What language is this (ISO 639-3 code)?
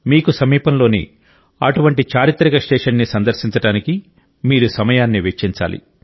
tel